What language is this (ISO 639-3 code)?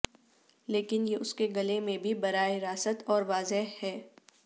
urd